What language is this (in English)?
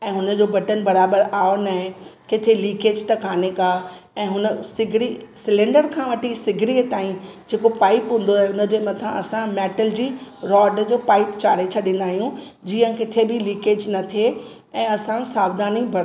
Sindhi